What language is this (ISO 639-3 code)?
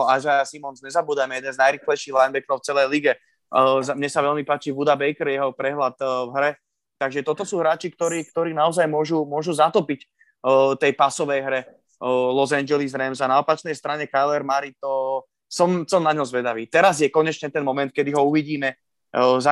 slk